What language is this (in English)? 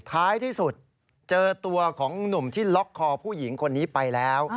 Thai